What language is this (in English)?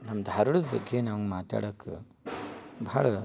Kannada